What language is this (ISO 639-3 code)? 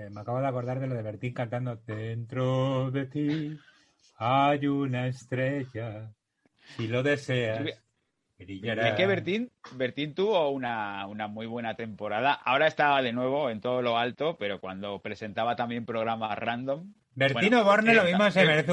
spa